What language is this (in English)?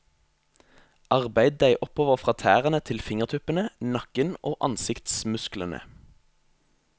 Norwegian